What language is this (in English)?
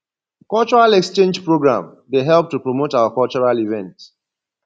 Nigerian Pidgin